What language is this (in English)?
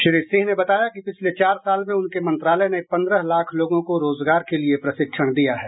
Hindi